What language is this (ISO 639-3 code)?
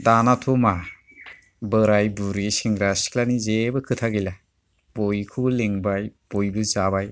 brx